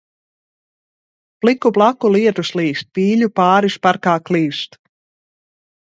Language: Latvian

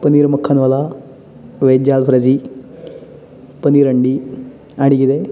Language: Konkani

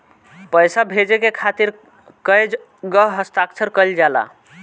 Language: Bhojpuri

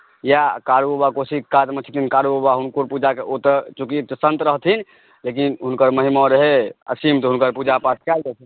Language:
Maithili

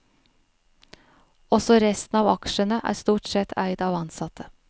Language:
Norwegian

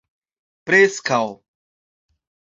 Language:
Esperanto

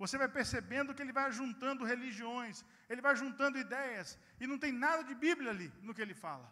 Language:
Portuguese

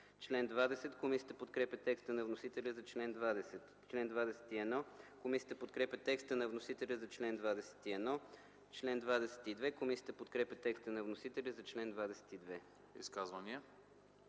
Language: Bulgarian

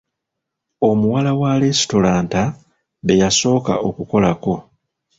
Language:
Ganda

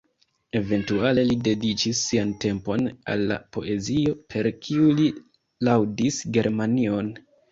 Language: Esperanto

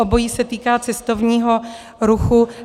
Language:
Czech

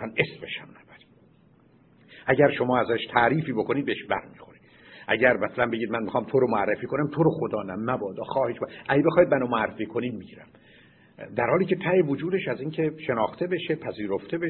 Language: Persian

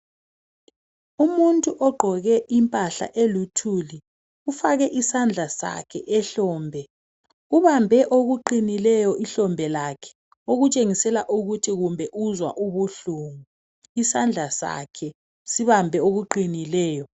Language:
North Ndebele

